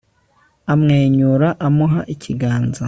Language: Kinyarwanda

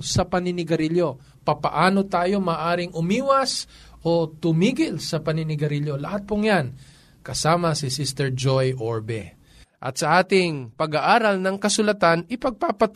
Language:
Filipino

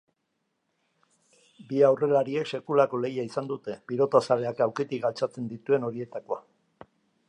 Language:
Basque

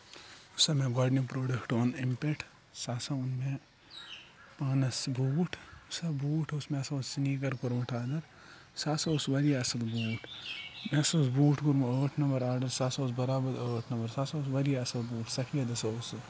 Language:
Kashmiri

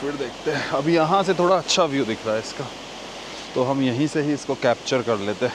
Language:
Hindi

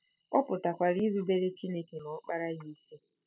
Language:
Igbo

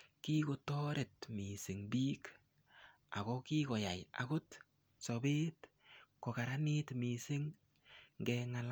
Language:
Kalenjin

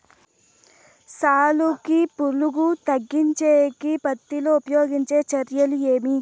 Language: Telugu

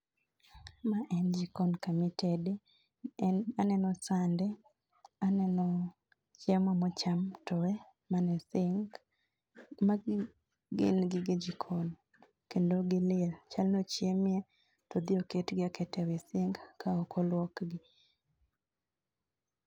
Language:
Luo (Kenya and Tanzania)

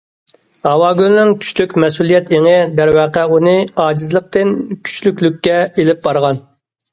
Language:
Uyghur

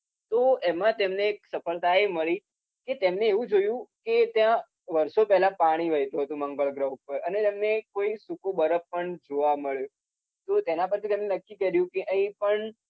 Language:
Gujarati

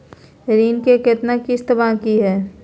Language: Magahi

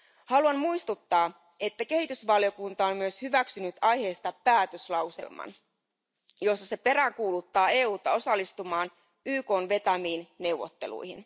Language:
Finnish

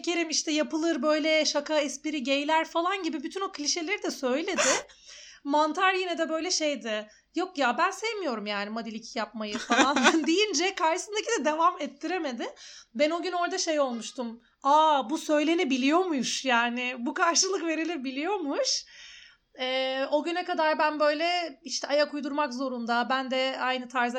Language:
Turkish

